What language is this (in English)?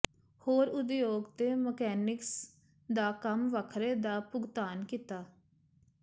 Punjabi